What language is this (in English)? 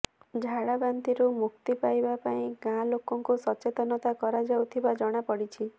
Odia